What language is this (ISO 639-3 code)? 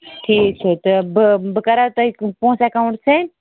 kas